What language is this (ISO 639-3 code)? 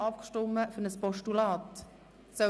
gsw